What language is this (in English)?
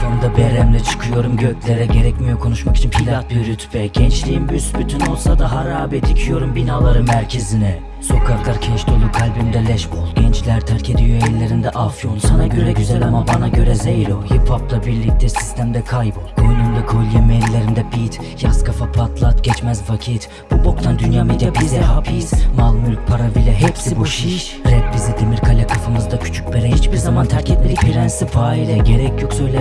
Turkish